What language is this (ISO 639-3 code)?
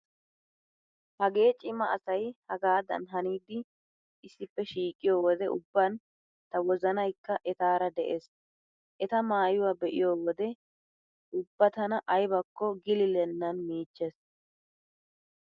wal